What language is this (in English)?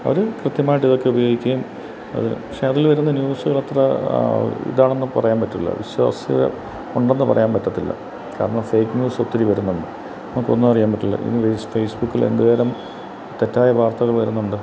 Malayalam